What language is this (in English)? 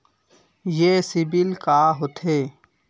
Chhattisgarhi